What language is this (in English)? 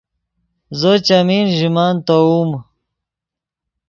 Yidgha